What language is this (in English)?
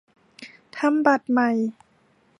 Thai